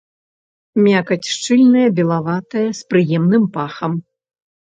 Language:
Belarusian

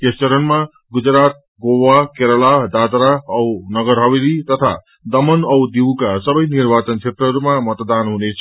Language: Nepali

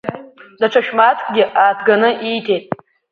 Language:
Abkhazian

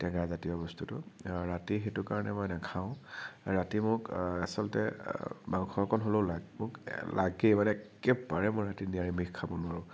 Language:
Assamese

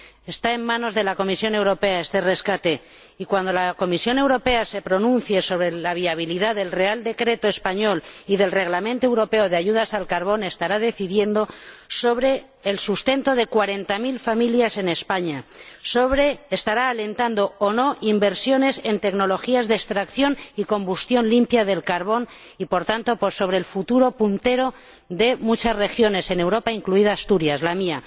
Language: Spanish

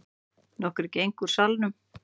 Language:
Icelandic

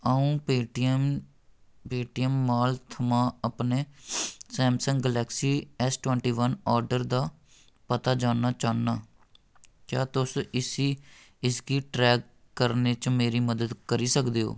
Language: Dogri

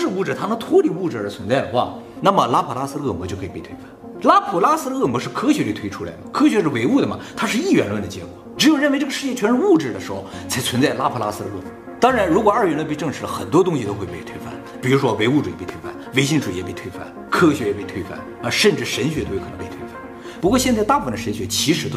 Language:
Chinese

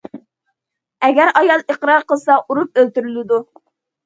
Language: Uyghur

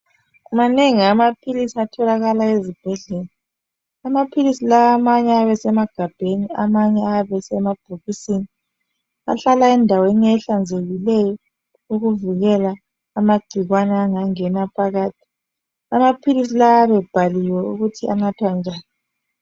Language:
North Ndebele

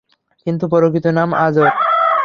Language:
Bangla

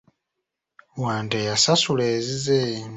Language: Ganda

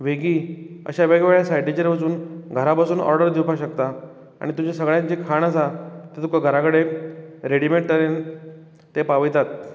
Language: Konkani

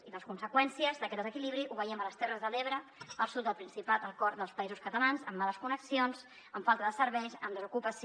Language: Catalan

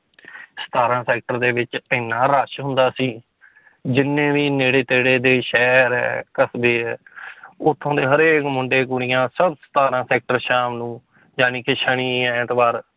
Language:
Punjabi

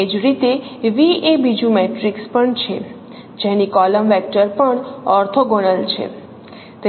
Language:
Gujarati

